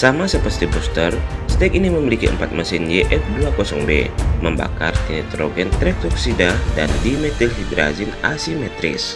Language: Indonesian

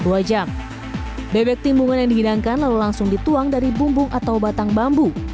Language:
Indonesian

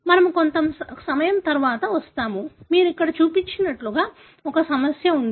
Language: Telugu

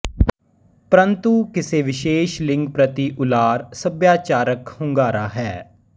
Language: Punjabi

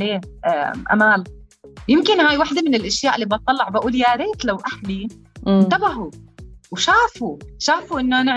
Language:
Arabic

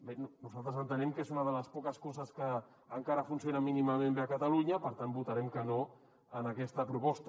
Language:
Catalan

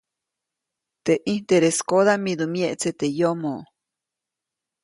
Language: Copainalá Zoque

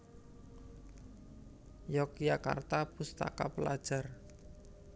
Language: Javanese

